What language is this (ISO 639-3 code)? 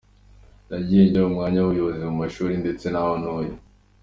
kin